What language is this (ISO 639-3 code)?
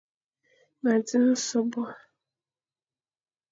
fan